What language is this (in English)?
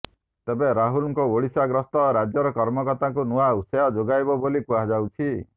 Odia